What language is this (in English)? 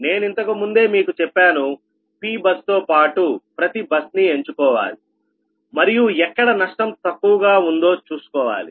Telugu